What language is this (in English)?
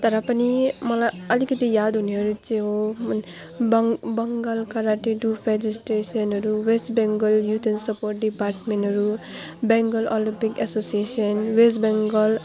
Nepali